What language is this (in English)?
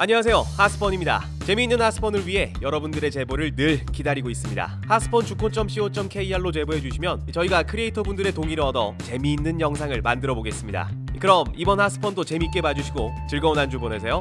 Korean